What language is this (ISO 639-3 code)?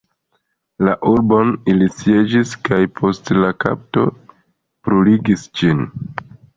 epo